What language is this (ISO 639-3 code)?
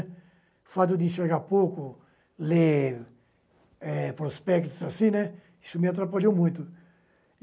por